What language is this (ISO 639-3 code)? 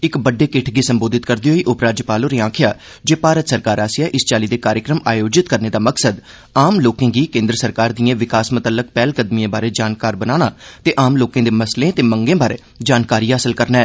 doi